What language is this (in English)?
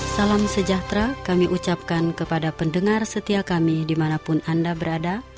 Indonesian